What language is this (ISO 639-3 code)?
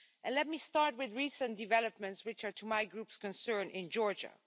eng